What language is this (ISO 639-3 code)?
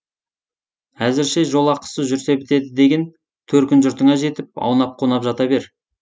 kaz